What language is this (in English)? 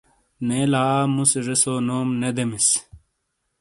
Shina